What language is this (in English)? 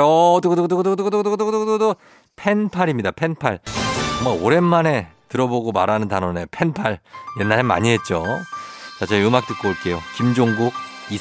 Korean